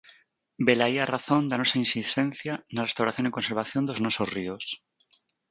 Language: Galician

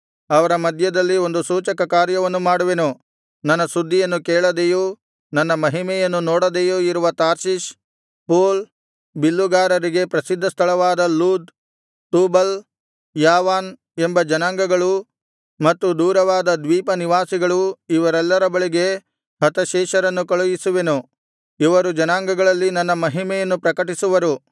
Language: Kannada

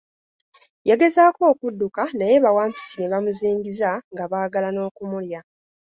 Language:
Ganda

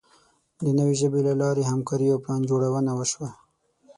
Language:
Pashto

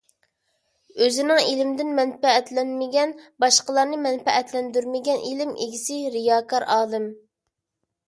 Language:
Uyghur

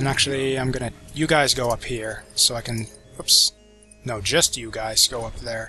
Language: English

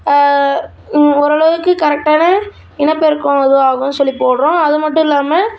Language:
Tamil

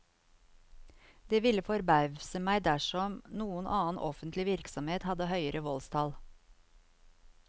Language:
Norwegian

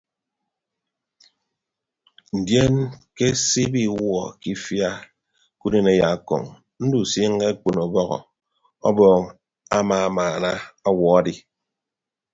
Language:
Ibibio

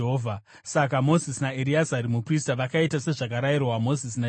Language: Shona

